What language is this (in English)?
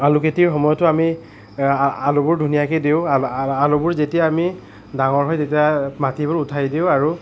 Assamese